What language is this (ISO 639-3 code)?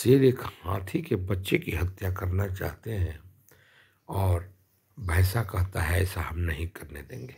hin